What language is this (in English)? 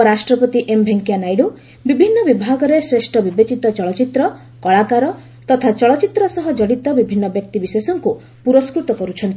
Odia